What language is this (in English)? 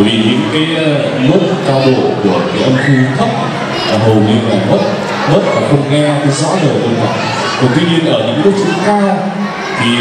Vietnamese